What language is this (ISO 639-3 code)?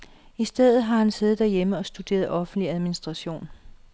dan